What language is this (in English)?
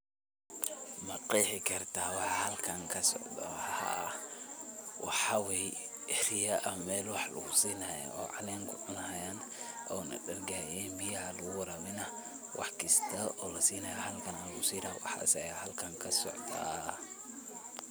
Somali